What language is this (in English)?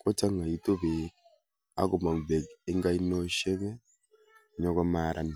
Kalenjin